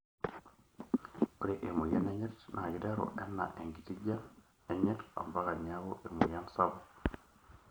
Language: Masai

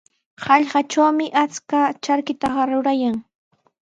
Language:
Sihuas Ancash Quechua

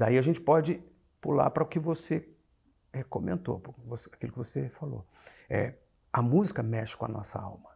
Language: Portuguese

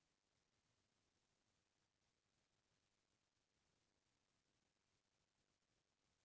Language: Chhattisgarhi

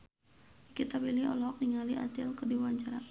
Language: Sundanese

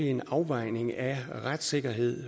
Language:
Danish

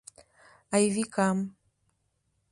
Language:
Mari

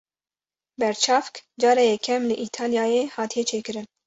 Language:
Kurdish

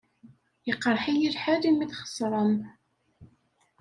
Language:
Kabyle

